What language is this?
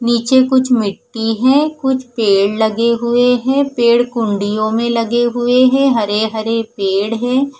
Hindi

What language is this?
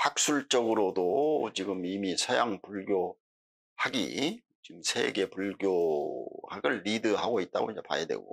Korean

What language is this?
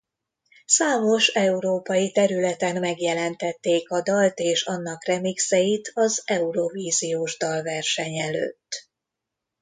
Hungarian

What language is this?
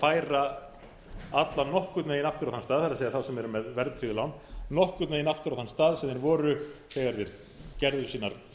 Icelandic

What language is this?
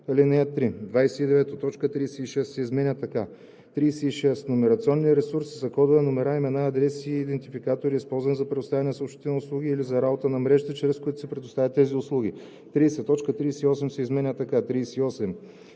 Bulgarian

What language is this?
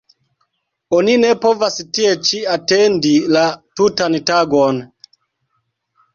Esperanto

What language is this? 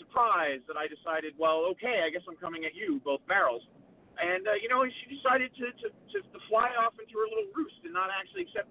English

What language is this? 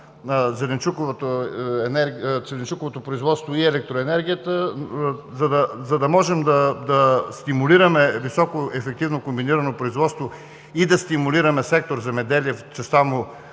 Bulgarian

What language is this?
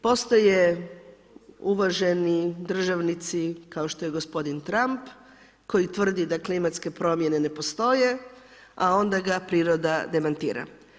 Croatian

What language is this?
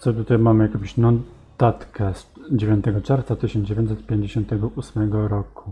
Polish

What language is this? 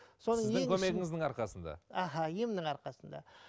Kazakh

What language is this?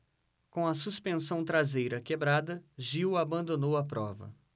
Portuguese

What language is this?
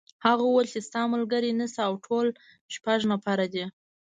Pashto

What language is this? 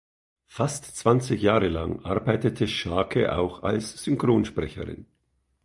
German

